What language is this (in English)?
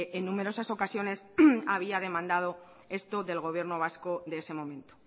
Spanish